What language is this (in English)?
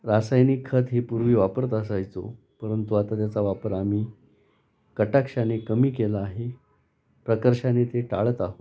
Marathi